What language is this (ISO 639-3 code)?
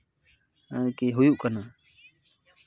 sat